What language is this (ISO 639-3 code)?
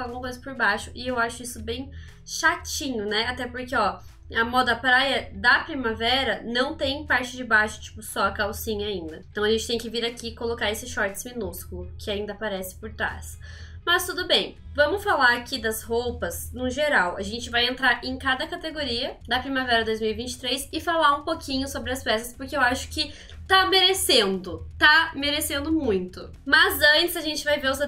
por